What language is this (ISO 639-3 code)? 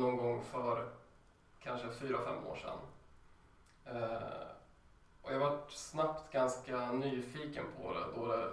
swe